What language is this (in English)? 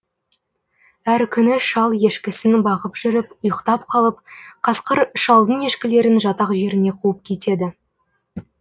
Kazakh